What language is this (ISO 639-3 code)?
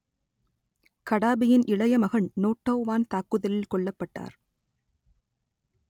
tam